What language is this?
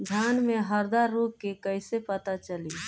Bhojpuri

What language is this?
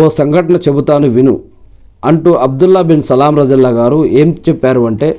Telugu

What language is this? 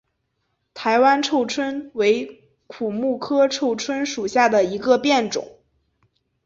Chinese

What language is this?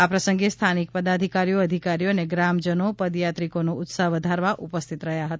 Gujarati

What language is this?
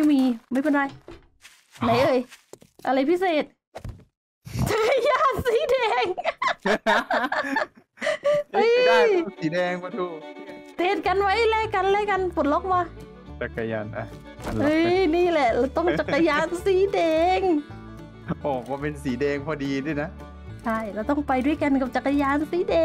Thai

